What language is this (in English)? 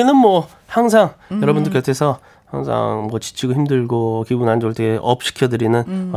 Korean